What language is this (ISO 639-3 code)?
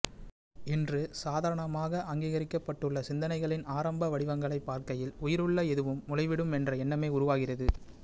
tam